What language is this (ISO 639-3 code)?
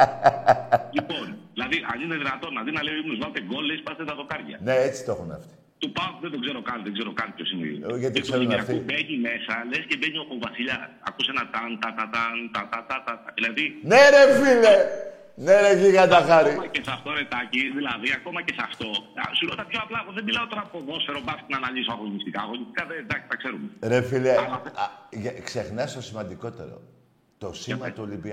ell